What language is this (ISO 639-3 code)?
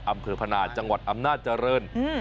tha